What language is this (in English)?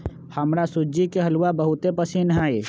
Magahi